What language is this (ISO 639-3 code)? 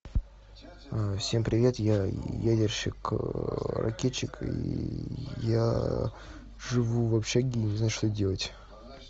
rus